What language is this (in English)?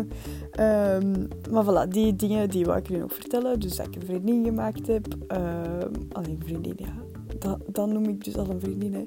Dutch